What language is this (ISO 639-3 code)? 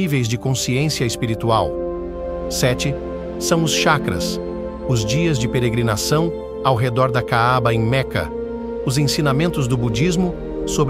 por